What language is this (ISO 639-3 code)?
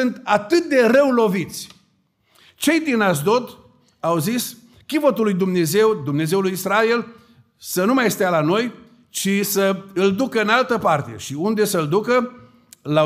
ron